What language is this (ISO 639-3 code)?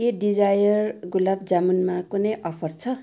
nep